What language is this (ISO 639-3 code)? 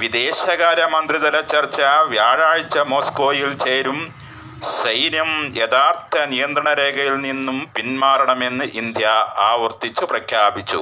mal